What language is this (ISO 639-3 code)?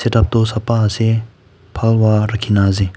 nag